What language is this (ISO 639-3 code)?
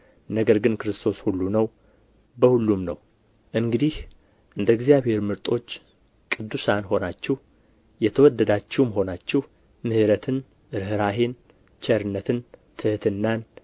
amh